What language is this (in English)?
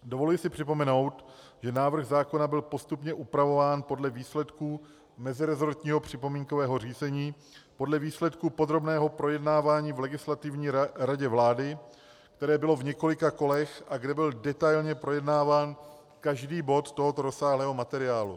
Czech